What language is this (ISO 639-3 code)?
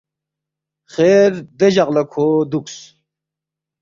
bft